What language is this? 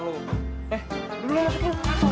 Indonesian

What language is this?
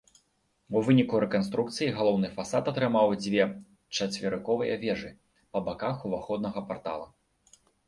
Belarusian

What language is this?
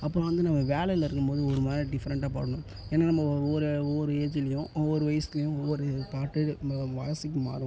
Tamil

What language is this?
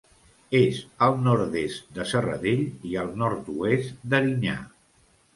Catalan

